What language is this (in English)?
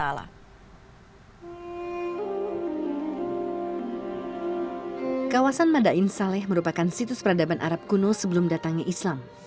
Indonesian